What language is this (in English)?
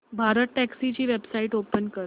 Marathi